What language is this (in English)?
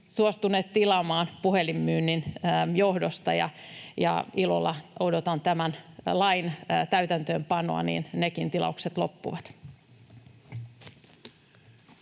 Finnish